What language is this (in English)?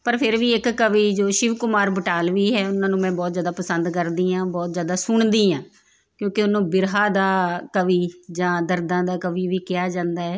Punjabi